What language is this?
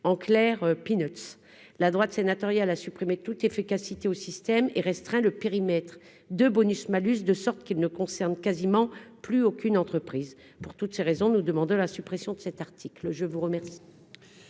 French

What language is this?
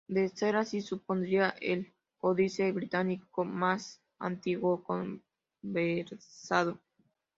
Spanish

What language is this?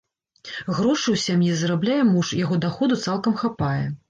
Belarusian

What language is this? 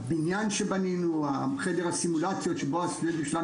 Hebrew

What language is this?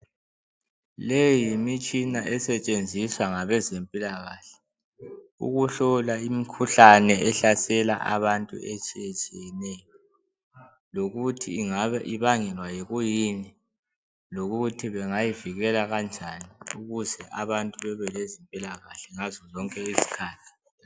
North Ndebele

